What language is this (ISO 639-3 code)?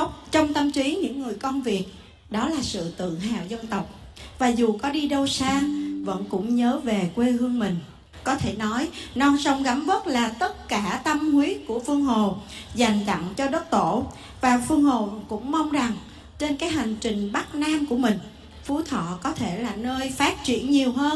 vie